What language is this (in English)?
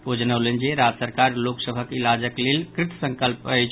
Maithili